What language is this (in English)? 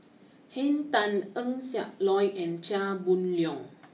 English